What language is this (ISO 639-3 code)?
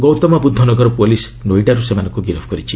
ori